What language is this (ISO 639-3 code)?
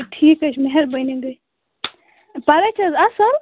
kas